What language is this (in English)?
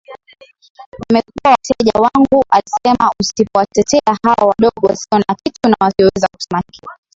Swahili